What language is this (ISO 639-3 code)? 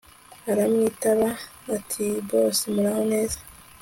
kin